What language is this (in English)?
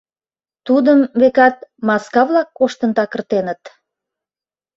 Mari